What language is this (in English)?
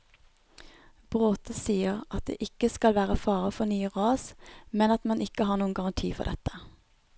Norwegian